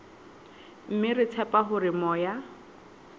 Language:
Southern Sotho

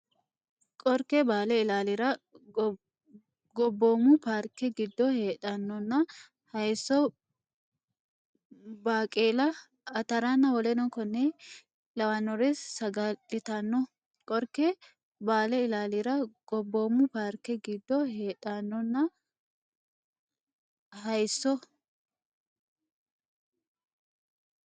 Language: Sidamo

